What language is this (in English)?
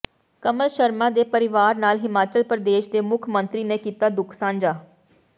Punjabi